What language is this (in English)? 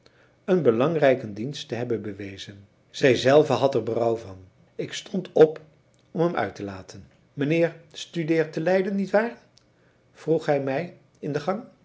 Dutch